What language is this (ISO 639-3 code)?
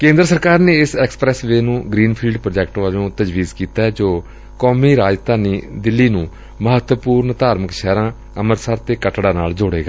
pan